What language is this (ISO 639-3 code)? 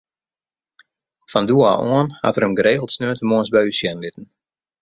fry